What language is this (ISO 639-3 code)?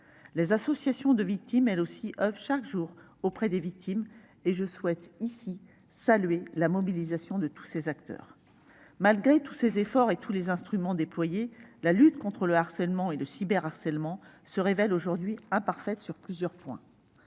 fra